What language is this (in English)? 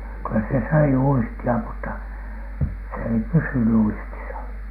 Finnish